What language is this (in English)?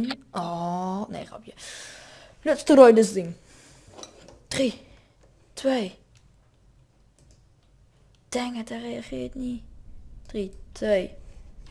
Dutch